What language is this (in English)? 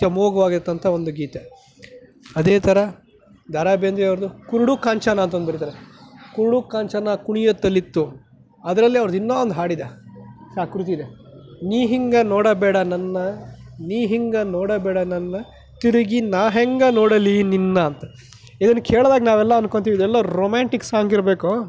Kannada